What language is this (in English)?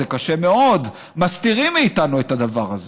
Hebrew